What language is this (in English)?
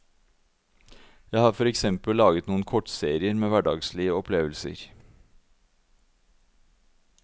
Norwegian